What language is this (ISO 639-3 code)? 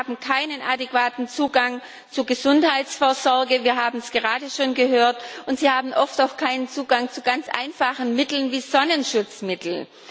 deu